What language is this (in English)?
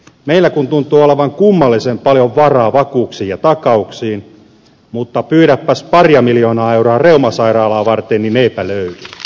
Finnish